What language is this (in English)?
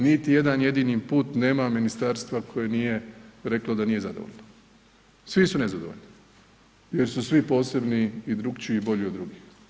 Croatian